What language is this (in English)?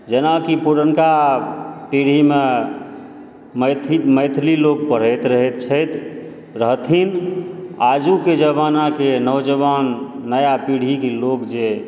Maithili